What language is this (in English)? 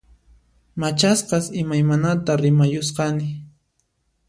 Puno Quechua